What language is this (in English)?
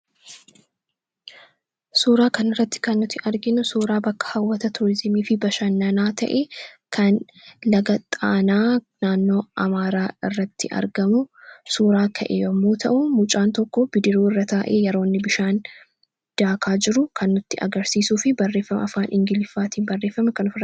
Oromo